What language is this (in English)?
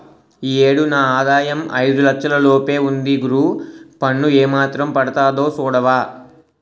Telugu